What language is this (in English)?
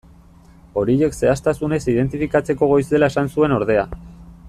Basque